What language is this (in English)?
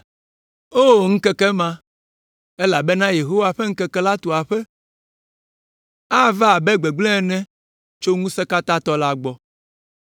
Ewe